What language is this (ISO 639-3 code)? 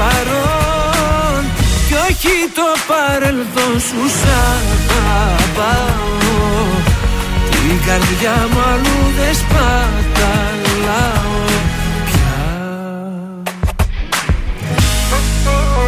ell